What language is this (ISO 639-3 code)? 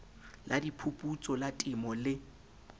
sot